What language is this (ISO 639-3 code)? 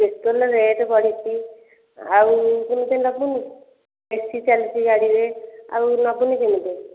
ori